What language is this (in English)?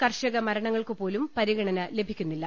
Malayalam